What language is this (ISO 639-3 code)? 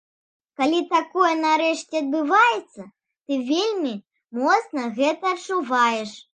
bel